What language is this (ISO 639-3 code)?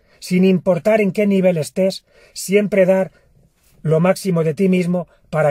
spa